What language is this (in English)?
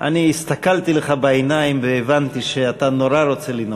Hebrew